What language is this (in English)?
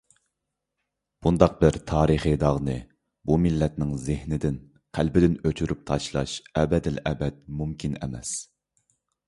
Uyghur